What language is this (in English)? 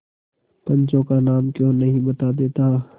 Hindi